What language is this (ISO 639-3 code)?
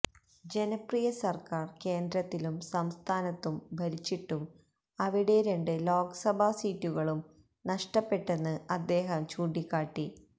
mal